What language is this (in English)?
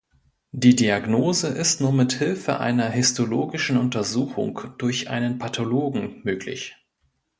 German